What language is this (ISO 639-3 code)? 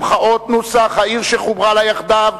heb